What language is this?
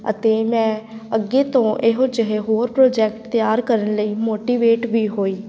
Punjabi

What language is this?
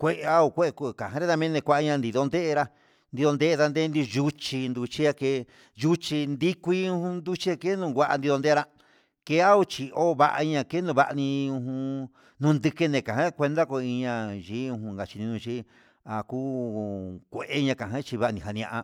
Huitepec Mixtec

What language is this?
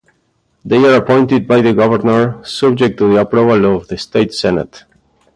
English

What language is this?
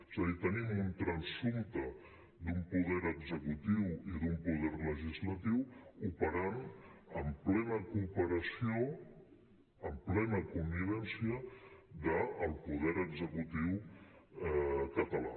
Catalan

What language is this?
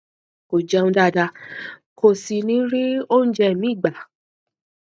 Yoruba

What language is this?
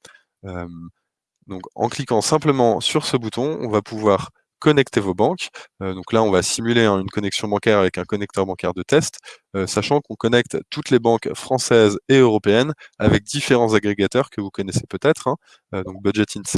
French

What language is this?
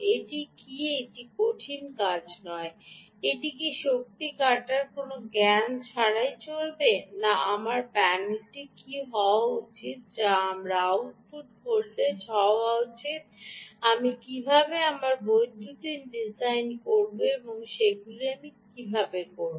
Bangla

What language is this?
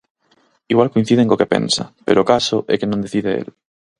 Galician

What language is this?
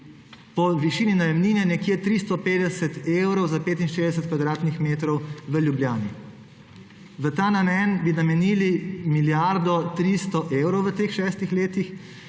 Slovenian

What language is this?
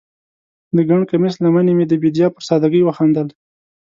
Pashto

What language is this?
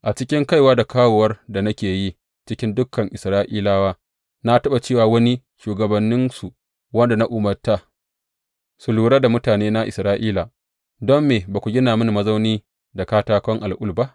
Hausa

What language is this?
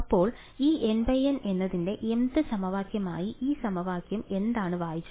Malayalam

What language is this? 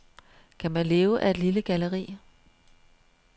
Danish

